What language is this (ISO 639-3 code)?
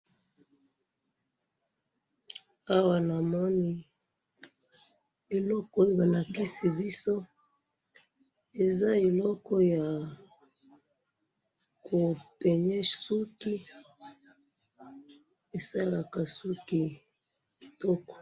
lin